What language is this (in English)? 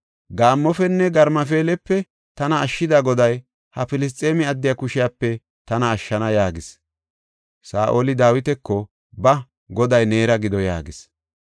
Gofa